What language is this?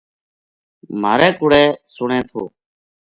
Gujari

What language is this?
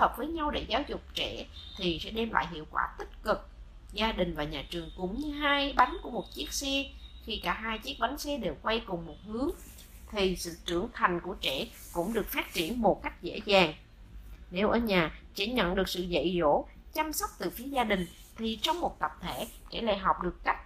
Vietnamese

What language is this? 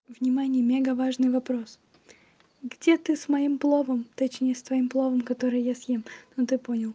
Russian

